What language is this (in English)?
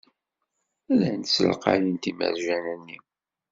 Kabyle